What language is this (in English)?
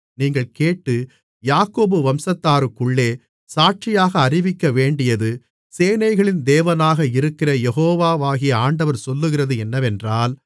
Tamil